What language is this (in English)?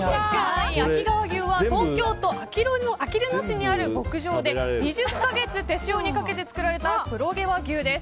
Japanese